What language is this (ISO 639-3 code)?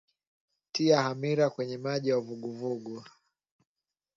swa